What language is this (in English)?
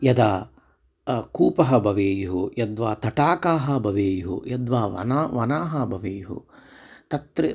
Sanskrit